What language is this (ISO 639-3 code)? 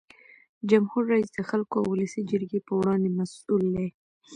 pus